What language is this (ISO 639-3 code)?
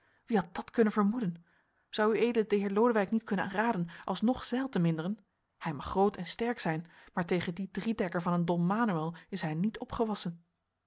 nld